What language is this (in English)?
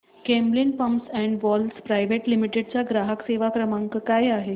Marathi